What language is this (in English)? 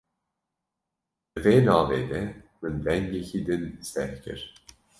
Kurdish